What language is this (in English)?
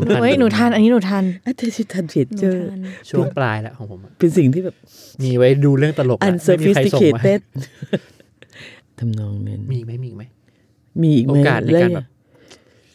Thai